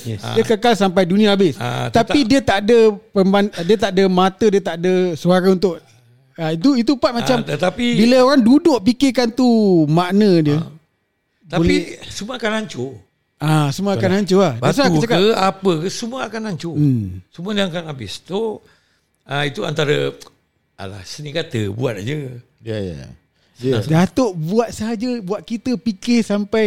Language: Malay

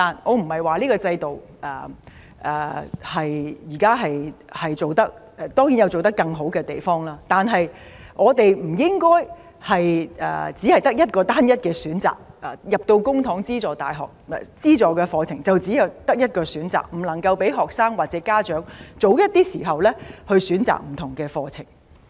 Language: Cantonese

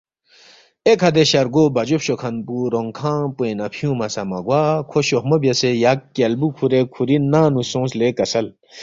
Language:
Balti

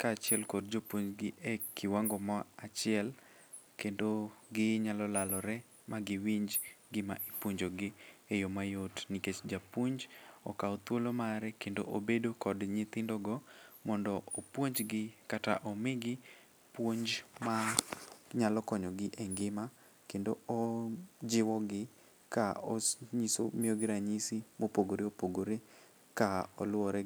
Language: Luo (Kenya and Tanzania)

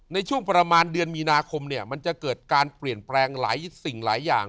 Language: Thai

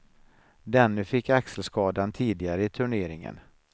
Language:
Swedish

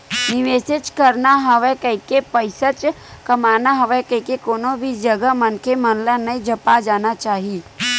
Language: Chhattisgarhi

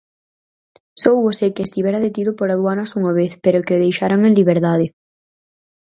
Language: Galician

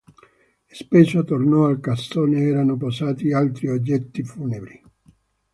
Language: Italian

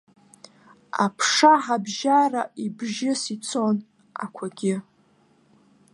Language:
Abkhazian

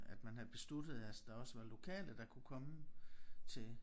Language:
Danish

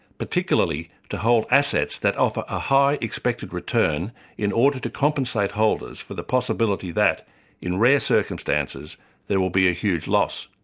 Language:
English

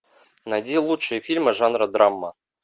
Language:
Russian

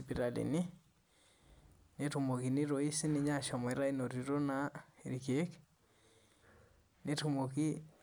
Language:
Masai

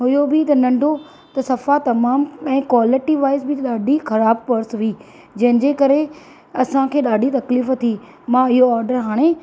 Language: Sindhi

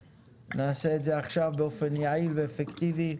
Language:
Hebrew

